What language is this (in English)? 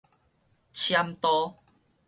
Min Nan Chinese